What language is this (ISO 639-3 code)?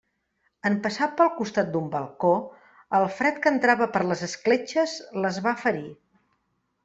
cat